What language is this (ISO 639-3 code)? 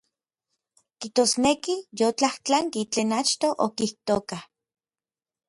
nlv